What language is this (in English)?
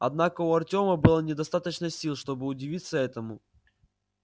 Russian